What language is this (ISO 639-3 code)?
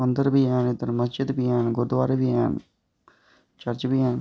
doi